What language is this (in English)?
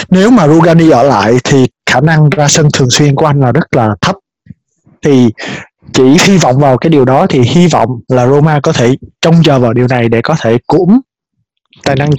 Vietnamese